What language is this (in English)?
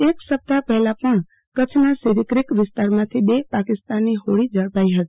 Gujarati